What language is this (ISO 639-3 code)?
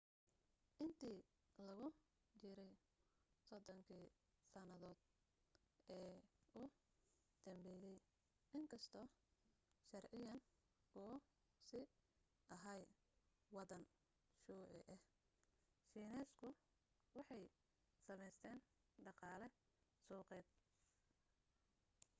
som